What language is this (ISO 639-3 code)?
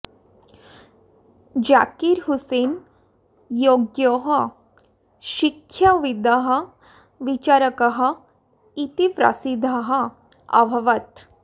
san